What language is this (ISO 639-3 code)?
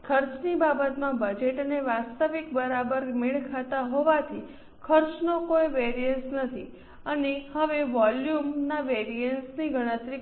guj